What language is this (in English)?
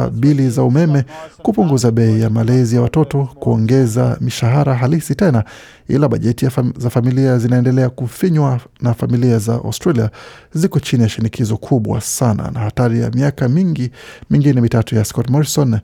Swahili